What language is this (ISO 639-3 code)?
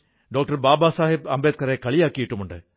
mal